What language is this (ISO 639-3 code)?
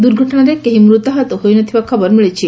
ori